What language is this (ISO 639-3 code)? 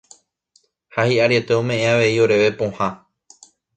grn